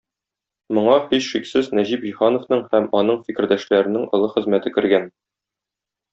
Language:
Tatar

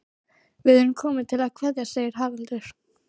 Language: Icelandic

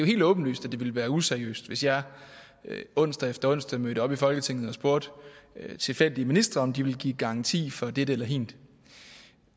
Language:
Danish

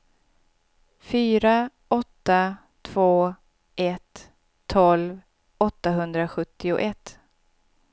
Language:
Swedish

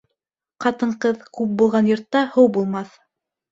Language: Bashkir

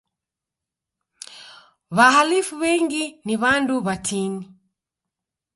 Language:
Taita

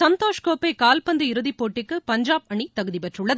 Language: Tamil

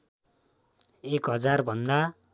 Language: Nepali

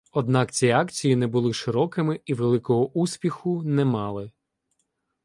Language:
Ukrainian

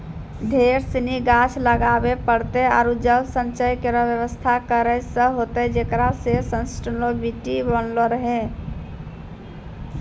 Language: Maithili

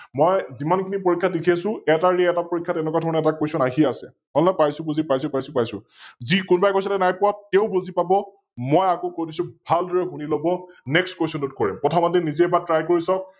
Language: Assamese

